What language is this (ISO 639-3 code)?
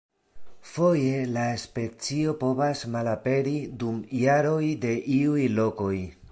epo